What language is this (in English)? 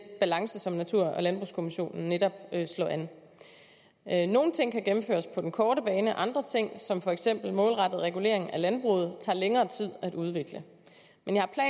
Danish